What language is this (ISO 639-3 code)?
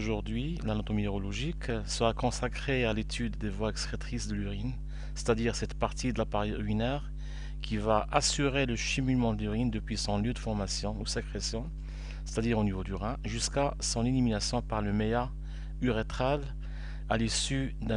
fra